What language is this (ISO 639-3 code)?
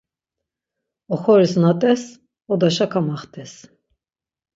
lzz